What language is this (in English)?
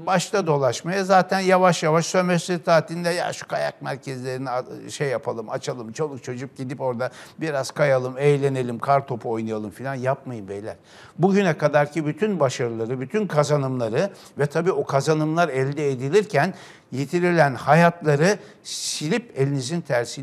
Turkish